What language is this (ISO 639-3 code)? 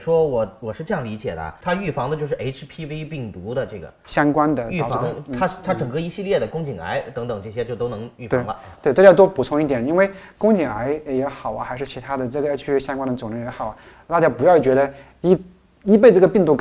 zho